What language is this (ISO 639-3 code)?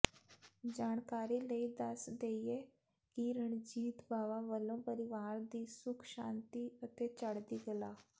pan